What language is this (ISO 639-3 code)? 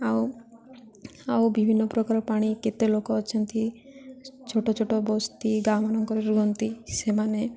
ori